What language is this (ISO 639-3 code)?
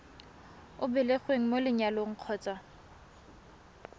tsn